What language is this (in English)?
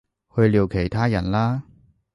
Cantonese